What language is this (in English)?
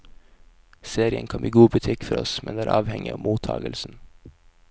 Norwegian